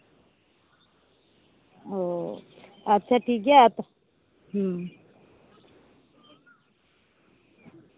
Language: Santali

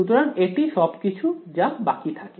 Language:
Bangla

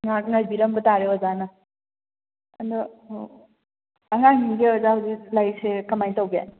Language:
Manipuri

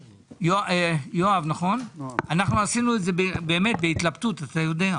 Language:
Hebrew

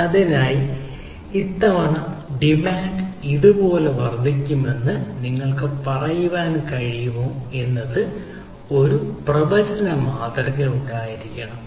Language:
Malayalam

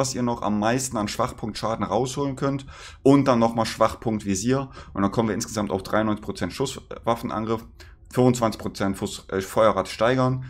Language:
German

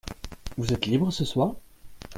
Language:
French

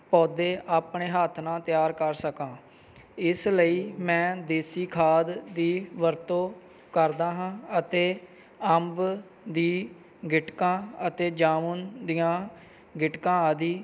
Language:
Punjabi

